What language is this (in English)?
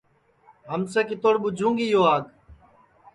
Sansi